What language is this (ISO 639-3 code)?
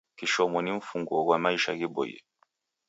dav